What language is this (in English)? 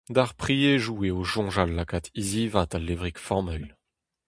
Breton